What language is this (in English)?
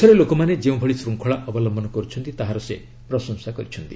Odia